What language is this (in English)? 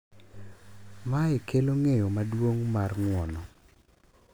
Luo (Kenya and Tanzania)